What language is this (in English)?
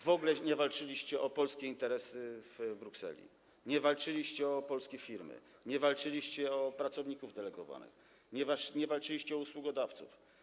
Polish